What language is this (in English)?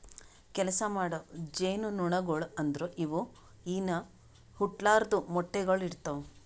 Kannada